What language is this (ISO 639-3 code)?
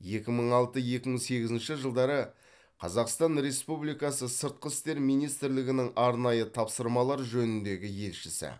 kaz